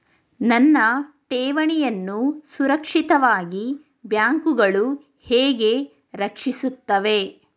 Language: Kannada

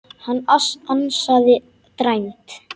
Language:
Icelandic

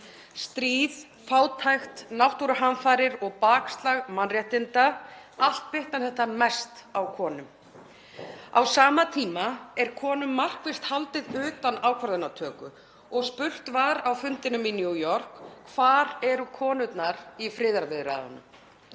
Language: Icelandic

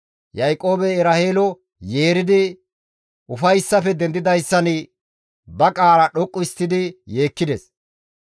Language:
Gamo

